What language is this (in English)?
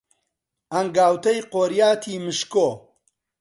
Central Kurdish